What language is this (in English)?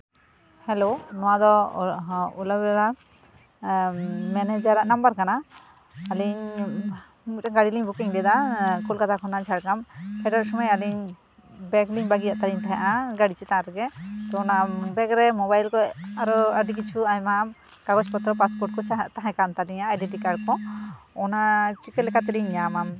Santali